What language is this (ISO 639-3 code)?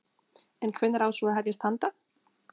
isl